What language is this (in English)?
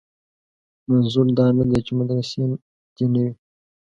Pashto